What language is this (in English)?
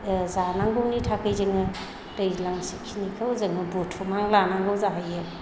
Bodo